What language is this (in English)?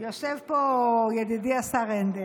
Hebrew